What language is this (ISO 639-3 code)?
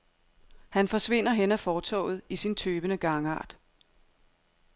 dan